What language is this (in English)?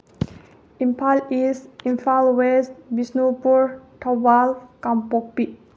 Manipuri